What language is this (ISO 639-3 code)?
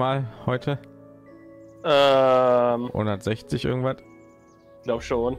deu